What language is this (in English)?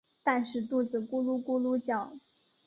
Chinese